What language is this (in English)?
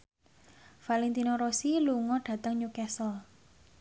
Javanese